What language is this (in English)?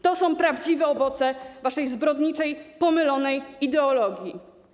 Polish